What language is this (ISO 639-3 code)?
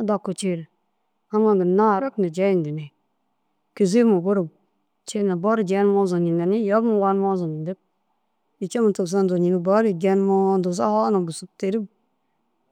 dzg